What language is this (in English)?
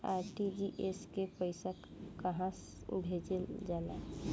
Bhojpuri